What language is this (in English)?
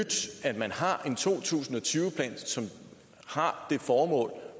Danish